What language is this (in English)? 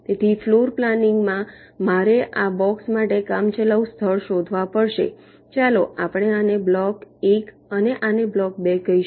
Gujarati